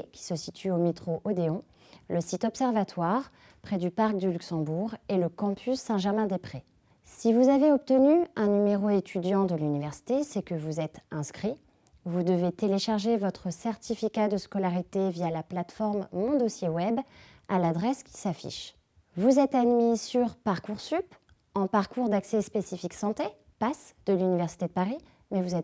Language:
French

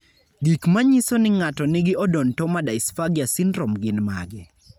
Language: Luo (Kenya and Tanzania)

